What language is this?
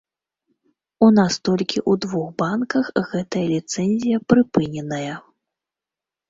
Belarusian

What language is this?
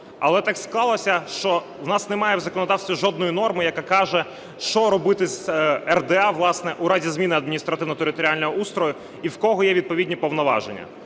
Ukrainian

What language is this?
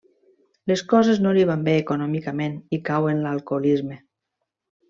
Catalan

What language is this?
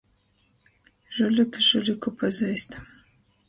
Latgalian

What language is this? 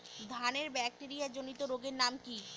Bangla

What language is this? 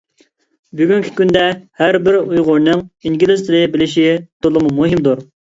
Uyghur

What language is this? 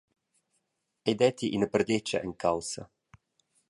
Romansh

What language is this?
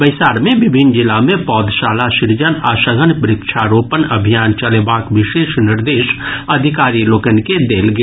Maithili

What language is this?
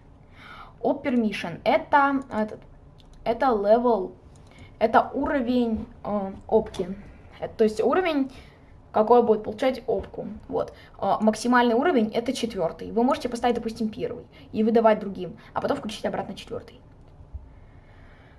Russian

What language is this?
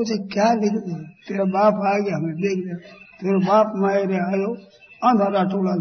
Hindi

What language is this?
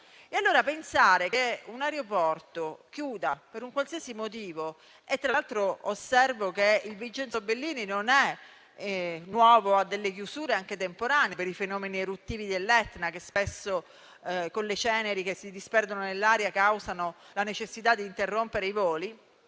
Italian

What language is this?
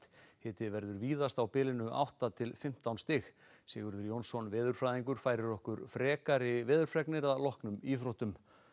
Icelandic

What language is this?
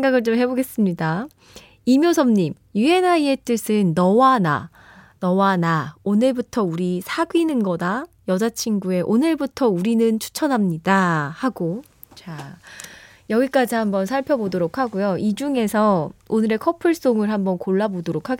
Korean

